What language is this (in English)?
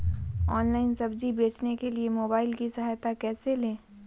Magahi